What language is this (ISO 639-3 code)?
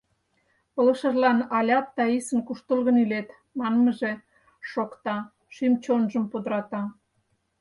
chm